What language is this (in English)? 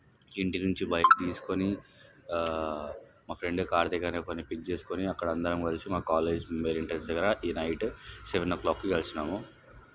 Telugu